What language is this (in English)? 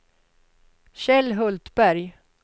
Swedish